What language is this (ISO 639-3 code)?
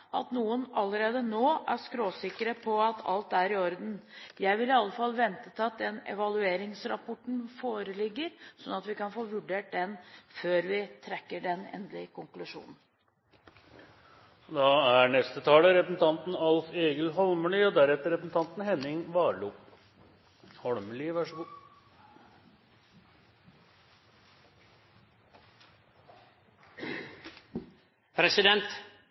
nor